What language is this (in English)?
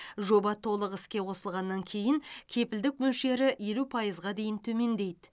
Kazakh